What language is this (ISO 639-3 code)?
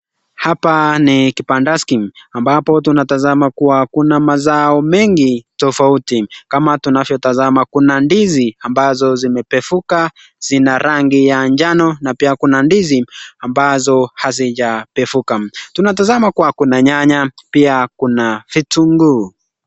swa